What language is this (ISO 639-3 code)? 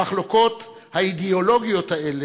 heb